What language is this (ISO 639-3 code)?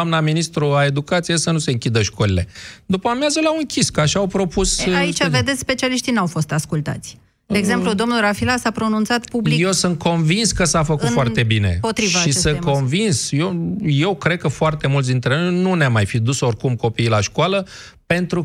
ron